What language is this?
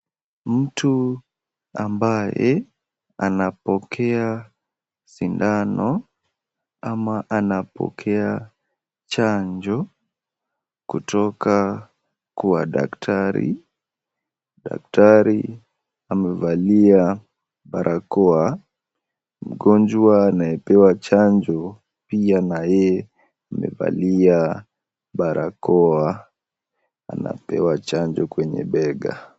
Swahili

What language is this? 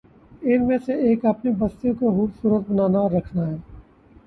Urdu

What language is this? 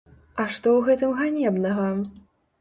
Belarusian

